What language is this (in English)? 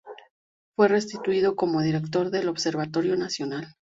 Spanish